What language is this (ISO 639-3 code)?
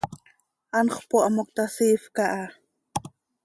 sei